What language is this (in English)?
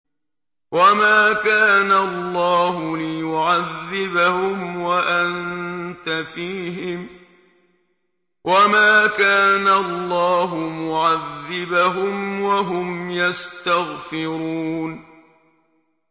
Arabic